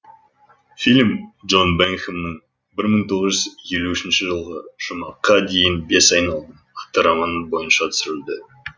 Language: Kazakh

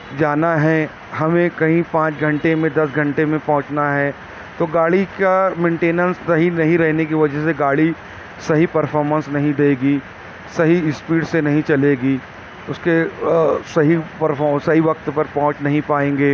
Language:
Urdu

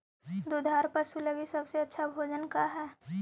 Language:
Magahi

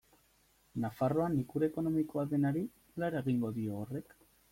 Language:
Basque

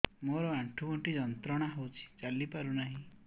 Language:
Odia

